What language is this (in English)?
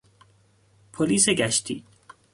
Persian